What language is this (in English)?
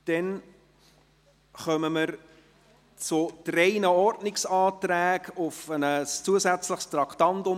Swiss German